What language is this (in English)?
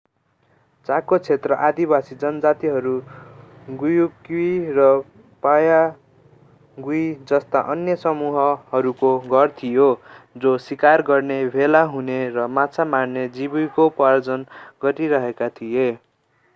Nepali